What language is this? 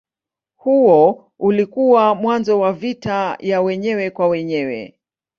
Swahili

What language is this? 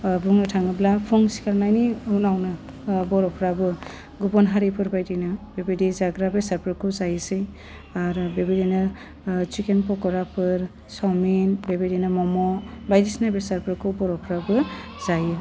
Bodo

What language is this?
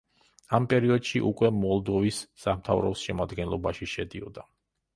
Georgian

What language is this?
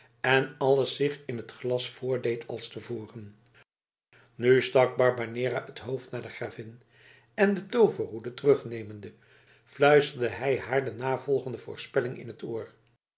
Dutch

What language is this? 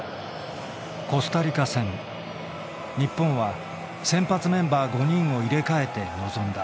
Japanese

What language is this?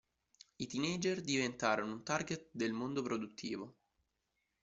Italian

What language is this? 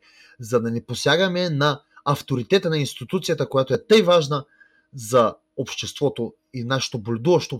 Bulgarian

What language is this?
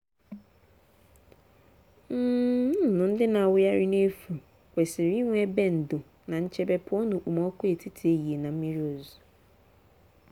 Igbo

